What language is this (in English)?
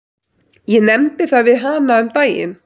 Icelandic